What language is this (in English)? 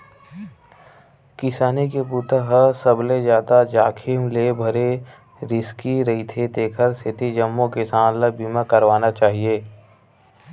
Chhattisgarhi